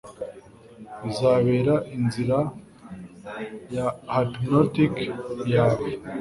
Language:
Kinyarwanda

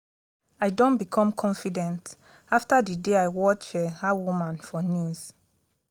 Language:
Nigerian Pidgin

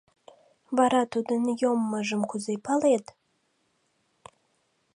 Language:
Mari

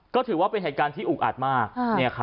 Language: Thai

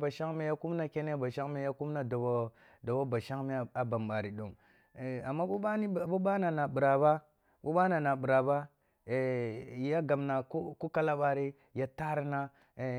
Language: Kulung (Nigeria)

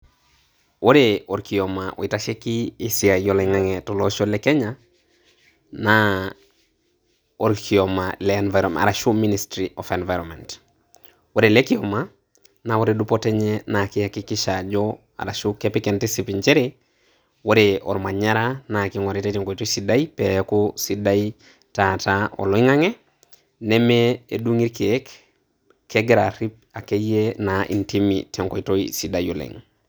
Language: Masai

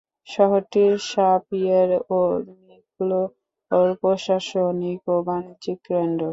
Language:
Bangla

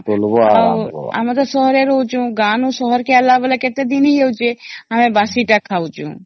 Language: Odia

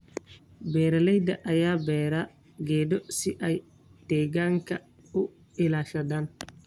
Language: Somali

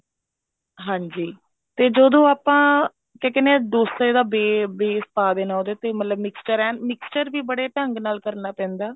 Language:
Punjabi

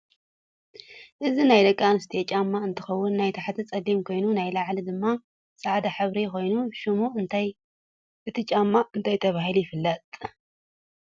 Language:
Tigrinya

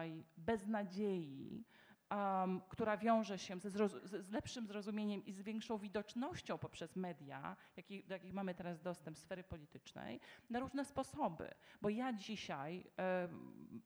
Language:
Polish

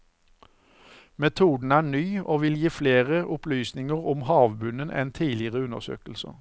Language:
Norwegian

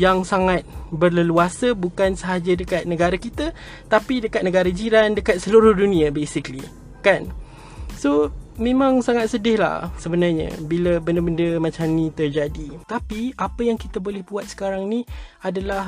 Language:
Malay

